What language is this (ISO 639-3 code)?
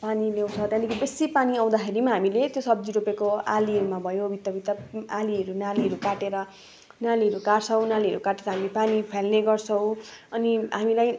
nep